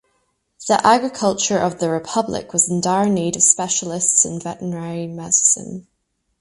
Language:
English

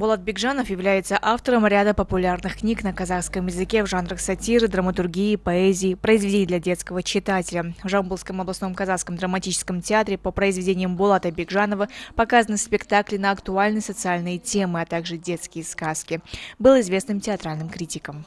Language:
Russian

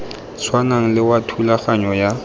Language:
Tswana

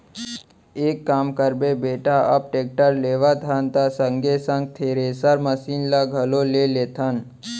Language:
Chhattisgarhi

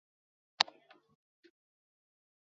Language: Chinese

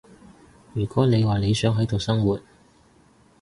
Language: Cantonese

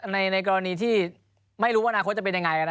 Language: Thai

